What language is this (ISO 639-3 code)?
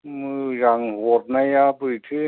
brx